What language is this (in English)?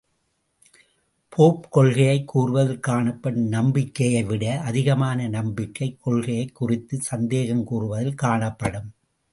Tamil